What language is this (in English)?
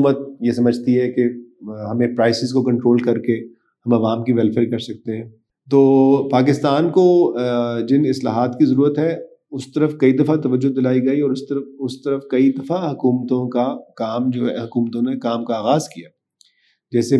Urdu